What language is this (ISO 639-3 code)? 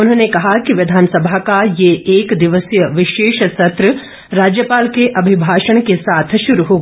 hin